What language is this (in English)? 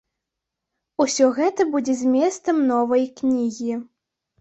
Belarusian